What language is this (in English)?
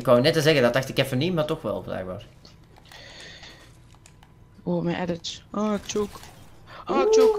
Dutch